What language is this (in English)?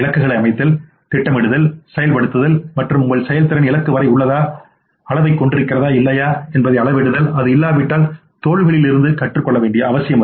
Tamil